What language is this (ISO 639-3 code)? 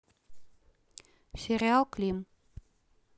rus